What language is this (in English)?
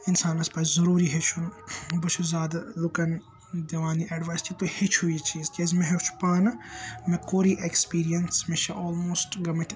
Kashmiri